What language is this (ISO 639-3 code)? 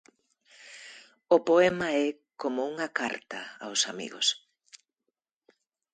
glg